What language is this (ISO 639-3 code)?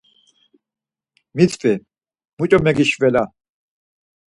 lzz